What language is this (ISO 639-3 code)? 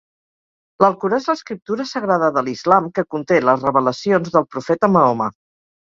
cat